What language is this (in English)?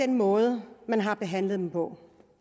Danish